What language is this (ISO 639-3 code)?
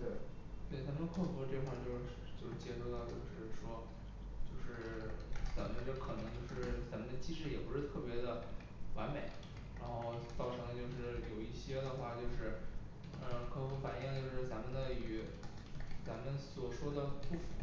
zho